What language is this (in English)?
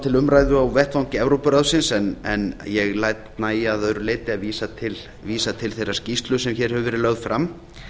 Icelandic